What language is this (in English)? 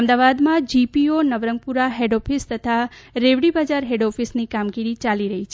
Gujarati